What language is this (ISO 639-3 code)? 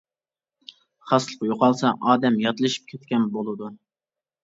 uig